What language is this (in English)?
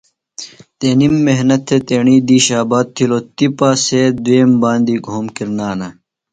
Phalura